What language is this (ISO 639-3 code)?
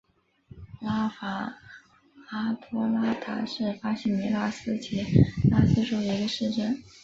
zho